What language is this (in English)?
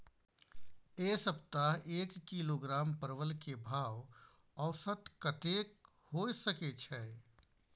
Maithili